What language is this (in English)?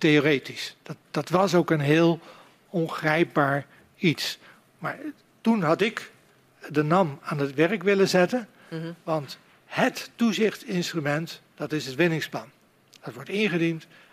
Dutch